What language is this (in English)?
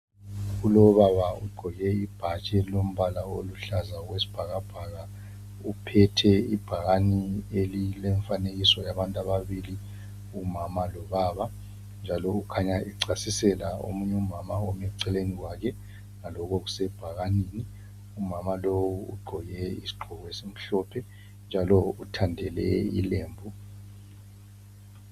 North Ndebele